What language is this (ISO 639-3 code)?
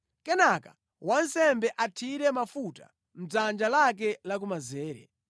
nya